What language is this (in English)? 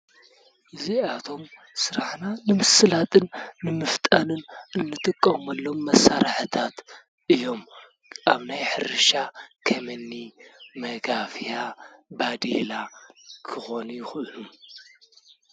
Tigrinya